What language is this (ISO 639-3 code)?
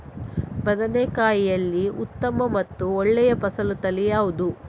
kan